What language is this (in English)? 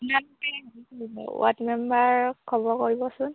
Assamese